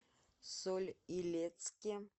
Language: Russian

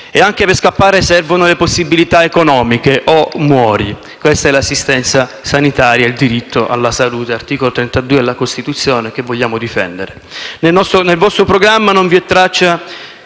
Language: Italian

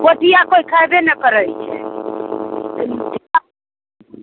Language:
Maithili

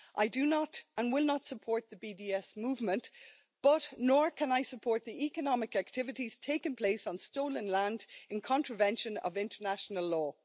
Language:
English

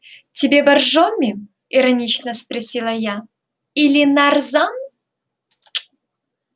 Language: Russian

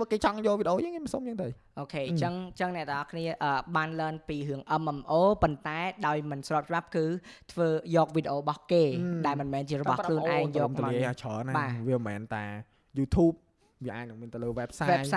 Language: Vietnamese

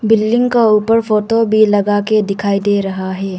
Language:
Hindi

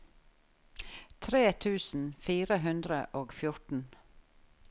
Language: Norwegian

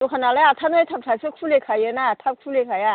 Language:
Bodo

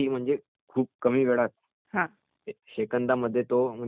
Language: Marathi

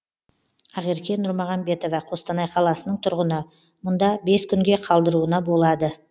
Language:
Kazakh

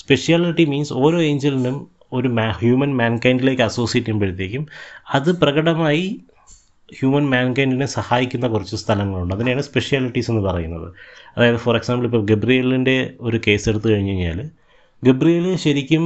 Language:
Malayalam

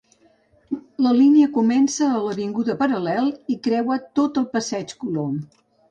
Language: Catalan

